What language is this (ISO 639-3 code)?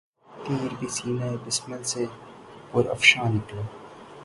urd